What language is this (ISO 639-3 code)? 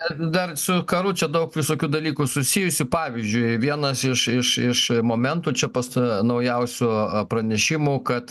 lit